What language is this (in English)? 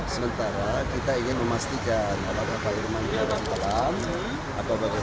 Indonesian